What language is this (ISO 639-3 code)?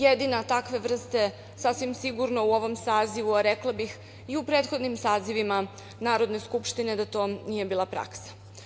srp